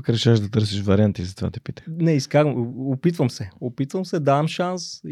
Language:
Bulgarian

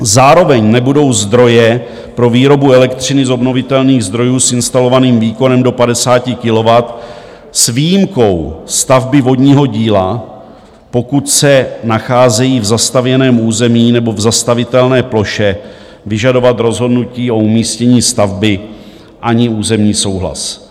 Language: Czech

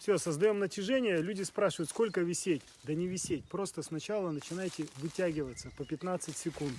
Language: Russian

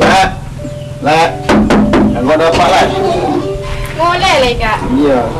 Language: Indonesian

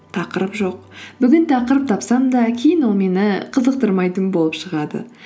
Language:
Kazakh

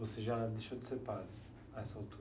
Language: Portuguese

